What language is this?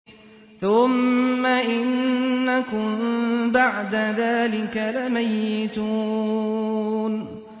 Arabic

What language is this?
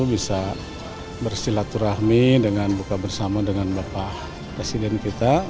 Indonesian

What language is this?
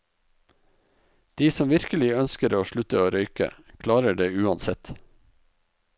Norwegian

